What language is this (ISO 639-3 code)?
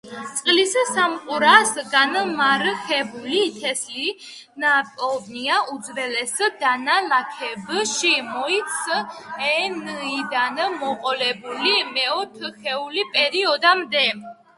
kat